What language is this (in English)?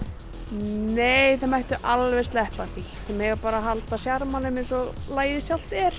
Icelandic